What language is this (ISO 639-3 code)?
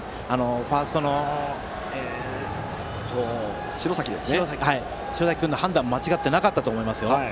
jpn